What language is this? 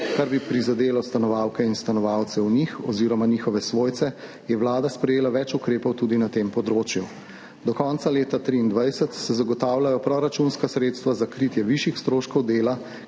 Slovenian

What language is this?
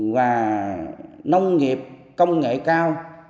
Vietnamese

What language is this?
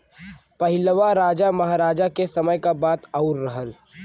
Bhojpuri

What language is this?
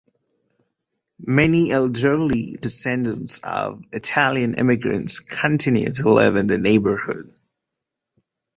English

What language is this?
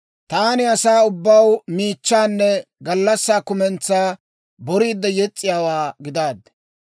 Dawro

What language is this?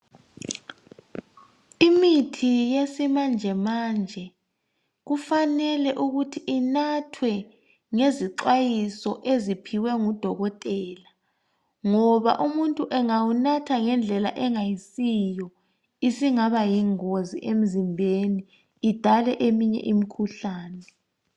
North Ndebele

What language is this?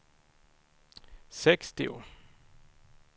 Swedish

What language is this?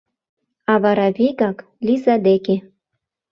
Mari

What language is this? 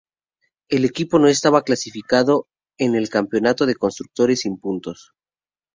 Spanish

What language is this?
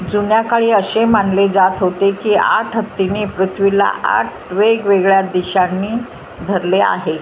Marathi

